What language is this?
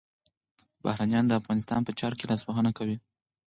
Pashto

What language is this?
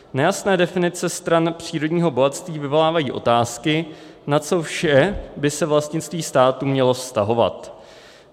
Czech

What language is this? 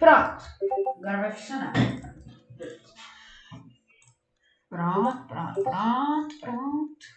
Portuguese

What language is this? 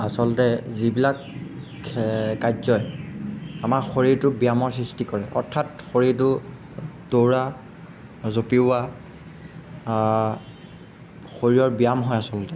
Assamese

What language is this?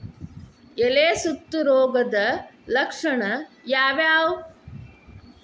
Kannada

